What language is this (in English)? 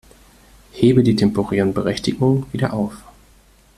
German